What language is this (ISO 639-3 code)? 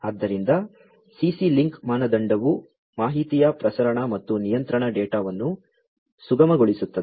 kan